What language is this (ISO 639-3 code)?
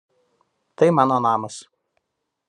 lit